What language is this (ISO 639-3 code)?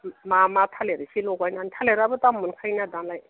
brx